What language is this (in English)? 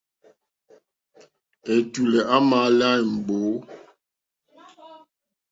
Mokpwe